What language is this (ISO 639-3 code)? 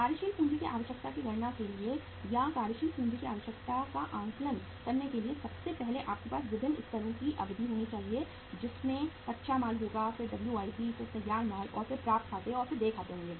hin